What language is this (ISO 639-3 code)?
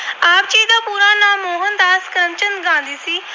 pan